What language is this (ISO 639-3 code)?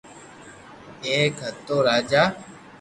lrk